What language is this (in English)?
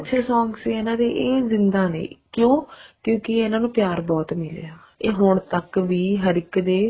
Punjabi